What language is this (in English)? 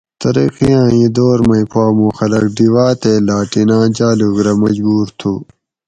Gawri